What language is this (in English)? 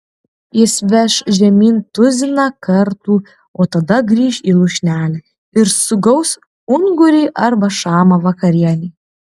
Lithuanian